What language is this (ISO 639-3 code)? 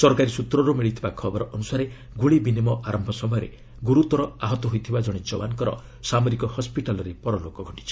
ori